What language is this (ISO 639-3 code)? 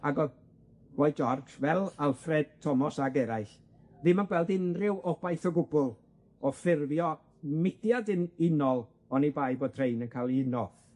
cym